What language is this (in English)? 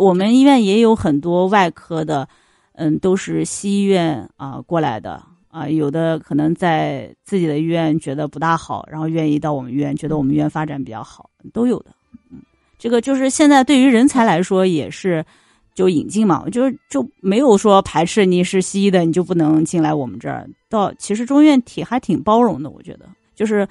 Chinese